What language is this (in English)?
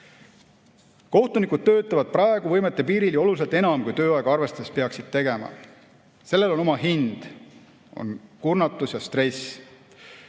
Estonian